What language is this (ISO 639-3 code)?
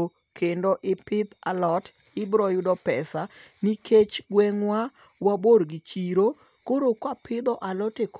luo